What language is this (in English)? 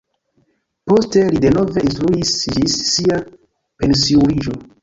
Esperanto